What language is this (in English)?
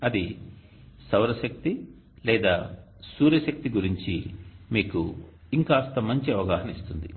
Telugu